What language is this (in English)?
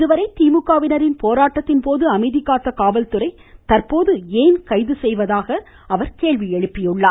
Tamil